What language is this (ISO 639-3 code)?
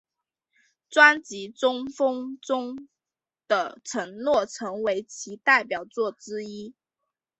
zho